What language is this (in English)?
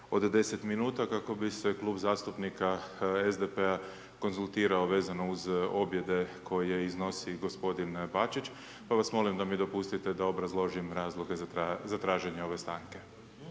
Croatian